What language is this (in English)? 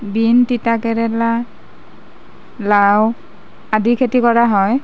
Assamese